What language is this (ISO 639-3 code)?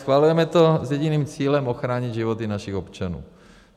ces